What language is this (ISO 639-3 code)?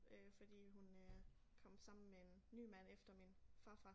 dan